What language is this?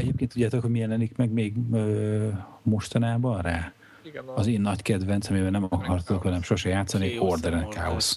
Hungarian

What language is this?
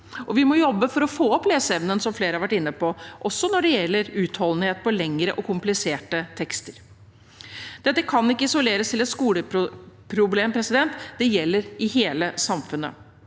Norwegian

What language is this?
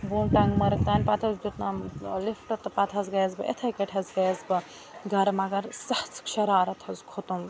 Kashmiri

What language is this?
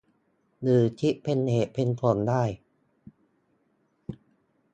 Thai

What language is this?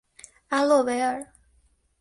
Chinese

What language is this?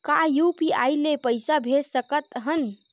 Chhattisgarhi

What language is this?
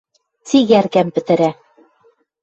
Western Mari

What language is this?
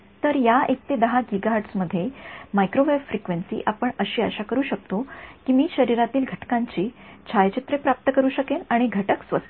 Marathi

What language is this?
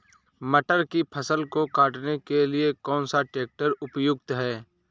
Hindi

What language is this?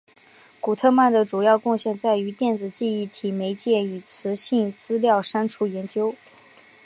Chinese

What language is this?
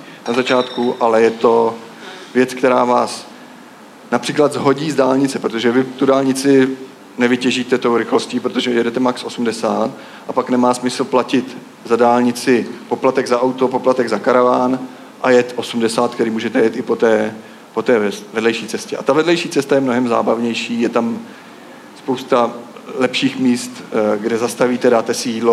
Czech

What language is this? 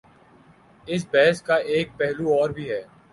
Urdu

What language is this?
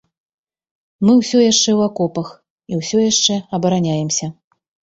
Belarusian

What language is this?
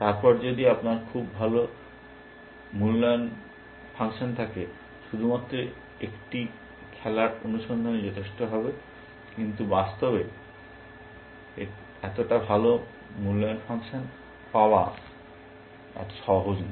Bangla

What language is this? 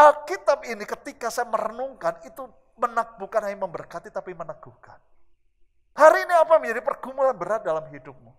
Indonesian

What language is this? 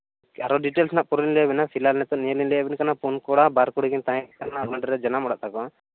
Santali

